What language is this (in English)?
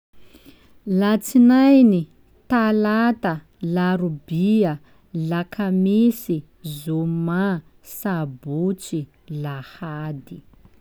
Sakalava Malagasy